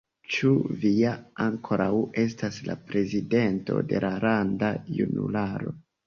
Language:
Esperanto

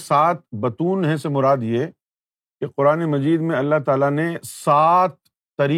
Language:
Urdu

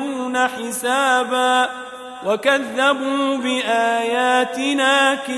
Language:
Arabic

